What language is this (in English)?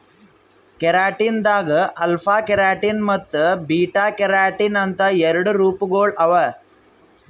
Kannada